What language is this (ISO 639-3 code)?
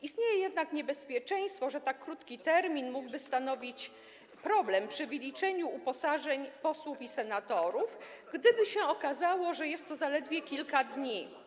pol